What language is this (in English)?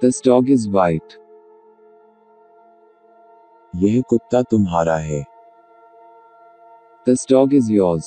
English